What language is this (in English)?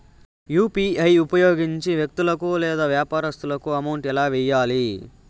Telugu